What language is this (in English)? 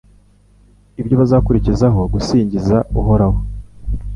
Kinyarwanda